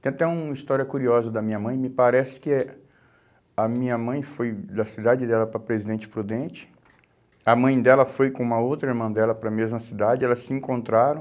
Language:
Portuguese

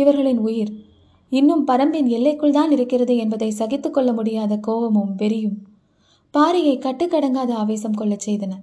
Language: Tamil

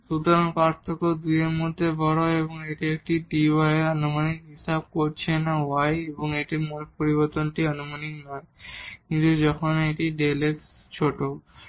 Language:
Bangla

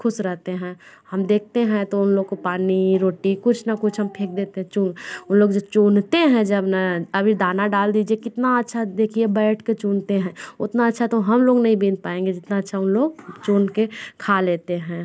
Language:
Hindi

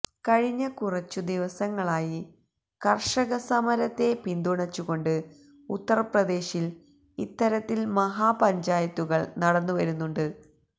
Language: Malayalam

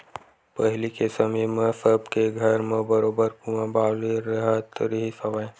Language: Chhattisgarhi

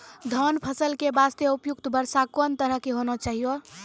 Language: Maithili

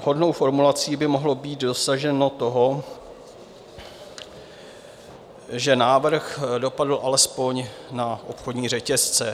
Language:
Czech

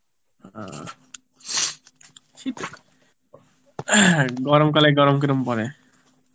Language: Bangla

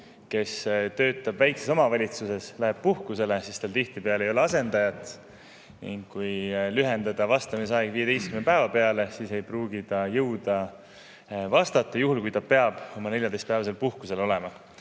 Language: Estonian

